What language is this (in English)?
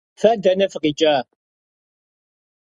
Kabardian